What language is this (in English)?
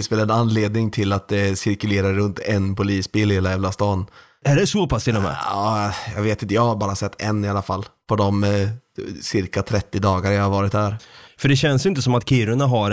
Swedish